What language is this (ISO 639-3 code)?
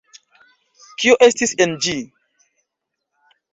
epo